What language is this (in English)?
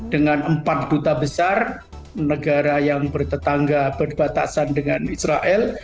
Indonesian